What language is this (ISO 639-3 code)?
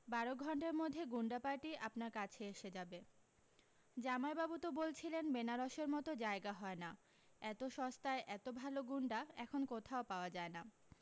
ben